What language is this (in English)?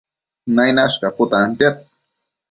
Matsés